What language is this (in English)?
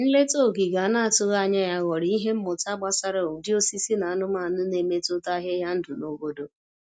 Igbo